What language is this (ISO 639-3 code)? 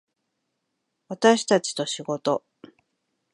jpn